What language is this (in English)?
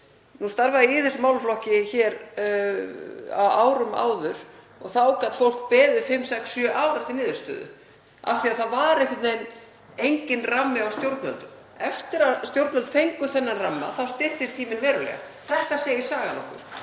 Icelandic